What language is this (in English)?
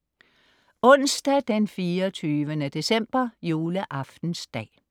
Danish